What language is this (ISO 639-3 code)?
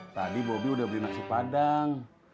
ind